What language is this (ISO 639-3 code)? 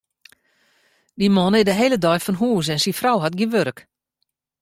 fry